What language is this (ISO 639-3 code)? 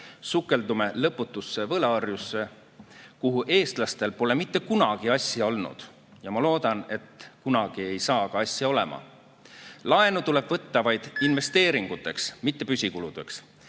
est